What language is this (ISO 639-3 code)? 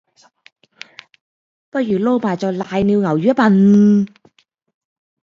yue